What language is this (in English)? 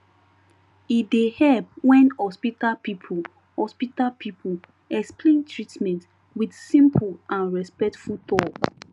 Nigerian Pidgin